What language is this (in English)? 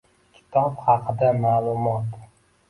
Uzbek